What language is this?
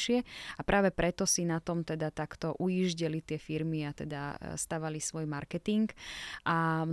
Slovak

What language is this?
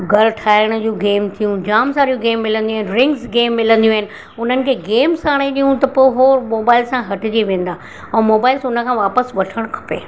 Sindhi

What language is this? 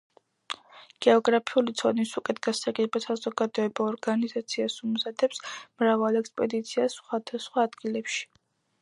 Georgian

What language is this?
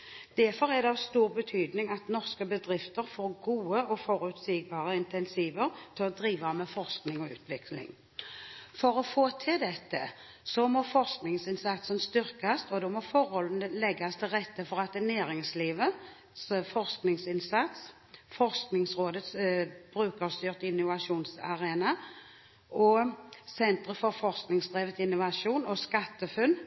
Norwegian Bokmål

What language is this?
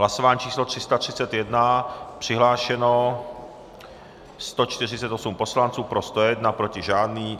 Czech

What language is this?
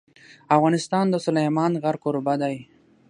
Pashto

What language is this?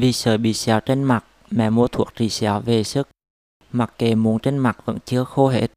Vietnamese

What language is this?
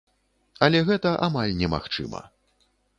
Belarusian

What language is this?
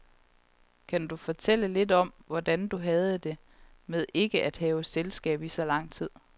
Danish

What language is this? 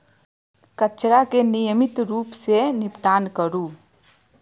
Maithili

